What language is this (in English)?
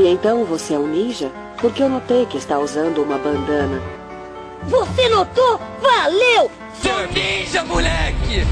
Portuguese